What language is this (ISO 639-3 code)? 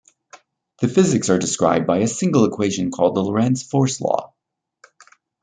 eng